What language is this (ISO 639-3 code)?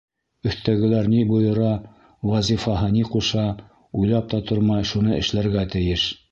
bak